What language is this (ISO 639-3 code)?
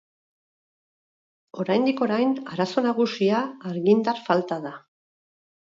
eus